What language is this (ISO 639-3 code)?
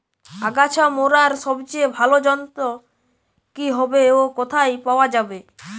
ben